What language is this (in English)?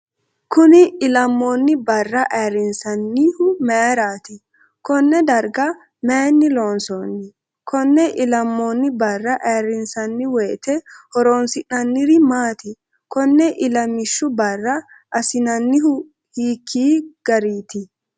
Sidamo